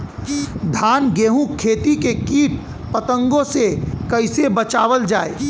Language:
Bhojpuri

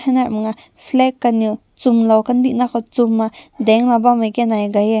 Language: Rongmei Naga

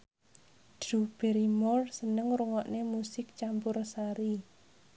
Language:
Javanese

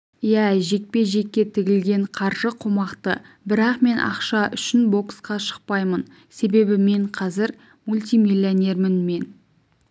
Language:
Kazakh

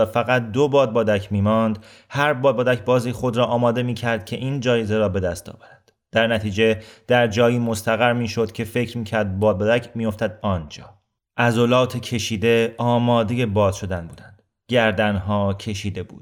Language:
Persian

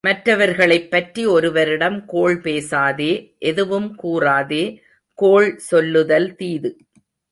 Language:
Tamil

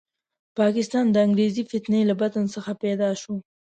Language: Pashto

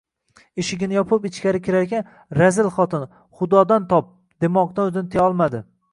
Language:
Uzbek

